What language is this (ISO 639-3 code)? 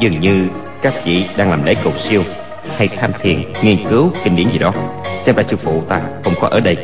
vie